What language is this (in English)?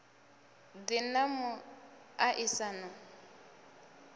Venda